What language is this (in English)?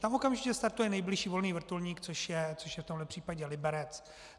Czech